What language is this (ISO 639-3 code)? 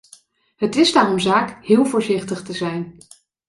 nld